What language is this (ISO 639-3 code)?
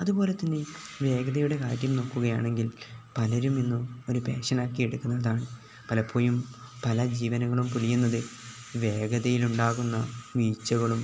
mal